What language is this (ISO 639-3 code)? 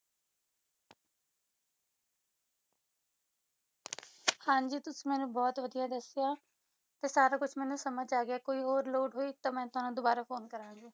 pan